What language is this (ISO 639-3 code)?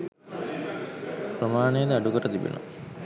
sin